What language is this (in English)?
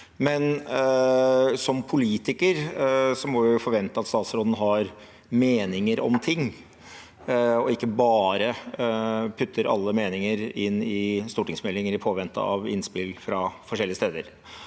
Norwegian